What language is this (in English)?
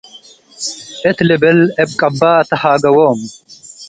Tigre